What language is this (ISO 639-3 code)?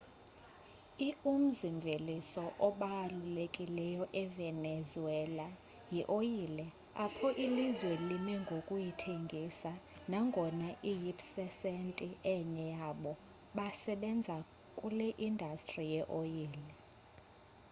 xho